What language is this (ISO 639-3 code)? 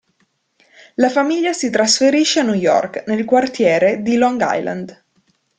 ita